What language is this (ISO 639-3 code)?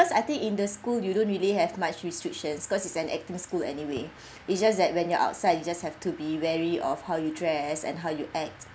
eng